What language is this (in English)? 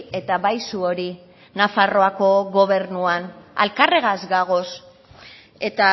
Basque